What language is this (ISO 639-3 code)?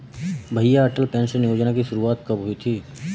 hin